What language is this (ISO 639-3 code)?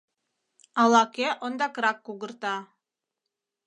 chm